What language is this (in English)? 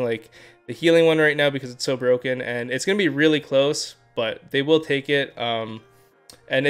English